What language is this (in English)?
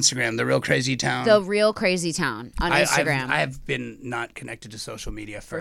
English